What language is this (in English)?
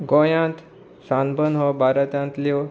Konkani